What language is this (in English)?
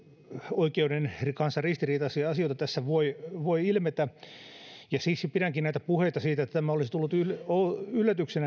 Finnish